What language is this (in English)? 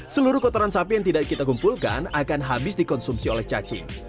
Indonesian